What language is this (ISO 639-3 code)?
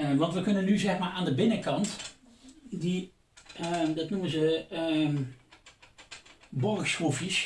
nld